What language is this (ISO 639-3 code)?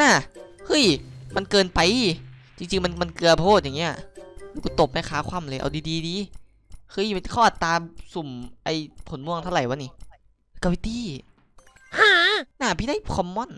tha